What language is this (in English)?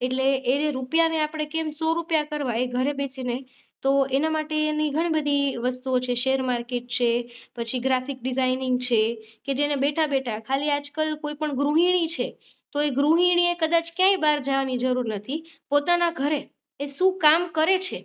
Gujarati